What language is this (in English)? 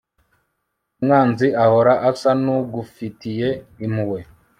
Kinyarwanda